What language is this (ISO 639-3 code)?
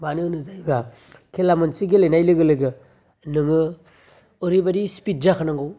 brx